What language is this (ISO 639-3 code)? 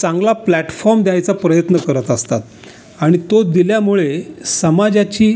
mar